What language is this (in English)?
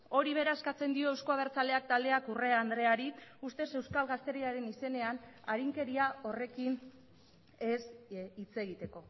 Basque